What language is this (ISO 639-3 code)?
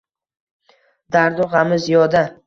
uzb